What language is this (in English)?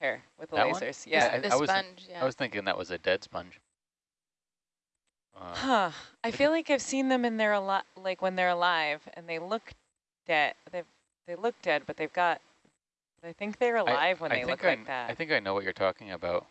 English